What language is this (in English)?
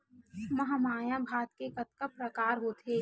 Chhattisgarhi